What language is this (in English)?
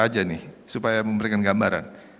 Indonesian